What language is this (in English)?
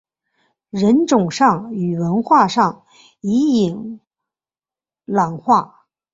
Chinese